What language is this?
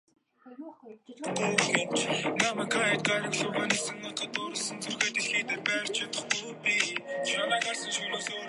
Mongolian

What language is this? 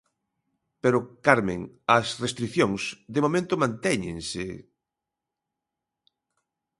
Galician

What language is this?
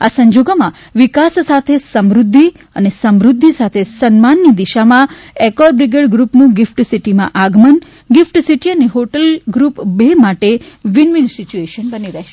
Gujarati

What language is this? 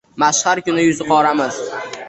Uzbek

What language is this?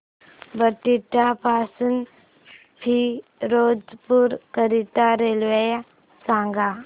Marathi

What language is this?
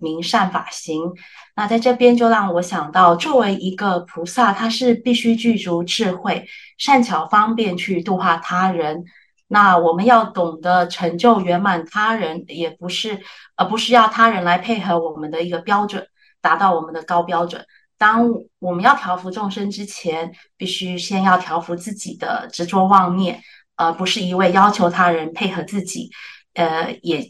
Chinese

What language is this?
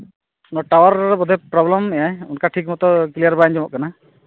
Santali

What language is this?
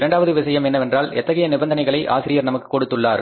Tamil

